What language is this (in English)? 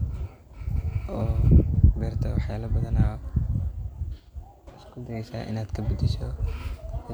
Somali